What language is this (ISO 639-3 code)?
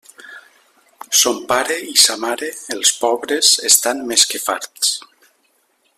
cat